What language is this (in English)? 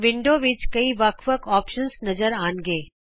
Punjabi